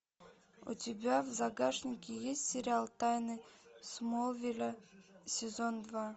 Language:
Russian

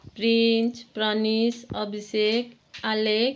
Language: Nepali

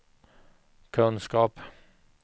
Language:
Swedish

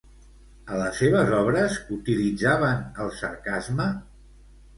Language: Catalan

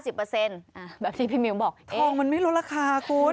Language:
Thai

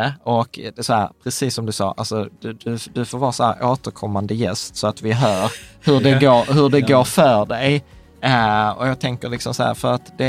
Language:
Swedish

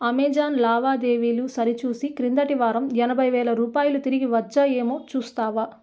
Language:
Telugu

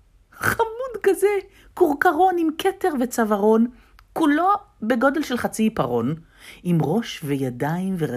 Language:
Hebrew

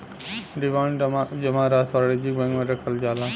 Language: Bhojpuri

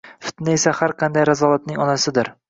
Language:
Uzbek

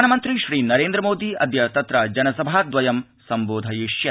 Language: Sanskrit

